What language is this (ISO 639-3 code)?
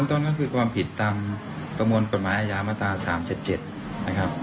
tha